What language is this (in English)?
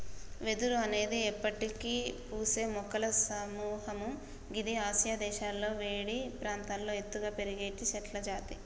Telugu